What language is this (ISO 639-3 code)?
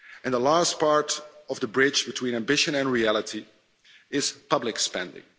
eng